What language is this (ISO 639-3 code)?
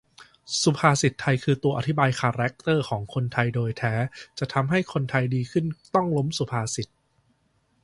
tha